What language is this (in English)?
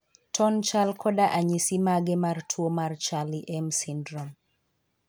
Luo (Kenya and Tanzania)